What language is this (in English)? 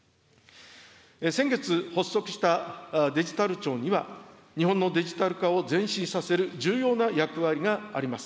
Japanese